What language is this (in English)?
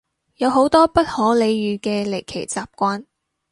Cantonese